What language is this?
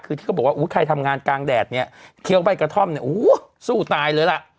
Thai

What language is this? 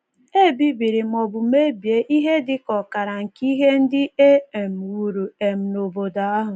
Igbo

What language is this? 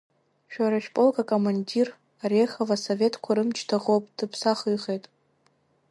Abkhazian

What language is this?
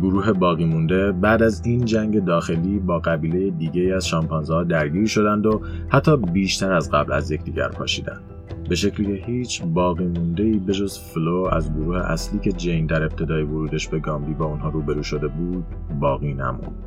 Persian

